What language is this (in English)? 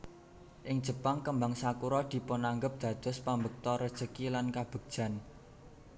Javanese